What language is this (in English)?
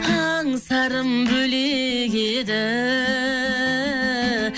Kazakh